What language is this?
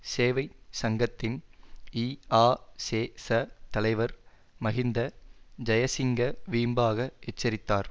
Tamil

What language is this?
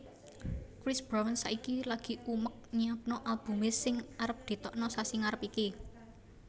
Javanese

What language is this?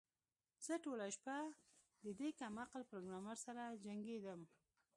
Pashto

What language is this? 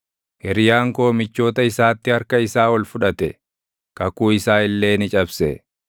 Oromo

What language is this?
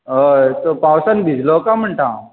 Konkani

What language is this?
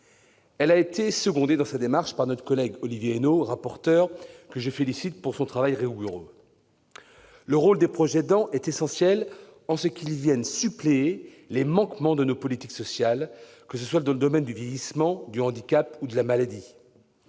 French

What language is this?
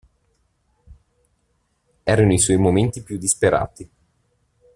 Italian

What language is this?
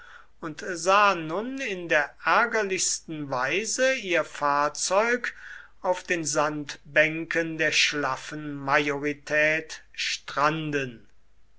German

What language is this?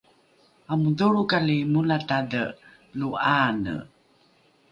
Rukai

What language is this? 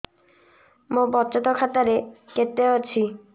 Odia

